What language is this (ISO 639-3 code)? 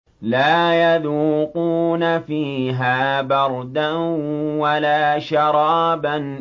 ara